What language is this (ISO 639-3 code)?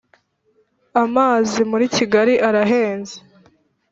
kin